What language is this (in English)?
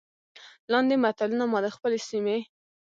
Pashto